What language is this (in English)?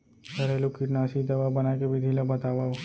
Chhattisgarhi